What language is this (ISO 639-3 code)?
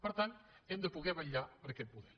cat